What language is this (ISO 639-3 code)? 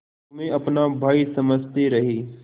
hin